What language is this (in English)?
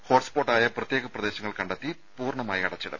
Malayalam